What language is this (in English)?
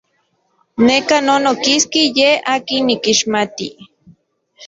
Central Puebla Nahuatl